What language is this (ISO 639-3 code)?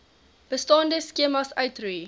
afr